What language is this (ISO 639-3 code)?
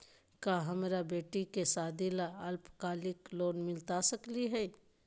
mag